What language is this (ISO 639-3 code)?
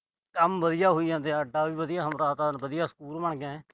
pan